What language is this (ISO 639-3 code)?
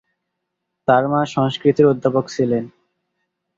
ben